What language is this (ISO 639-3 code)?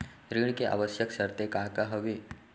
hne